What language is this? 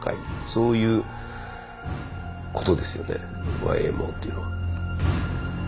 Japanese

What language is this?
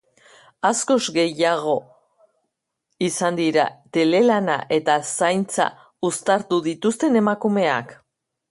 Basque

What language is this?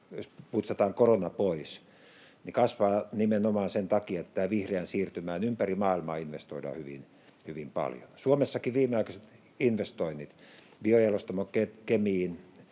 Finnish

